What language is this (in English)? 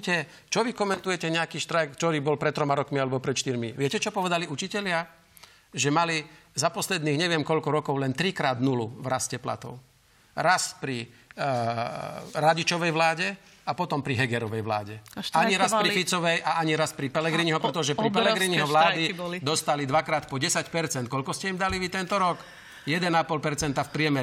Slovak